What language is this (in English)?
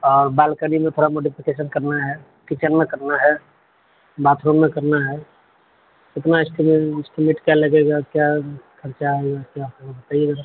Urdu